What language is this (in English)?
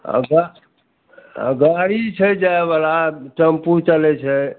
Maithili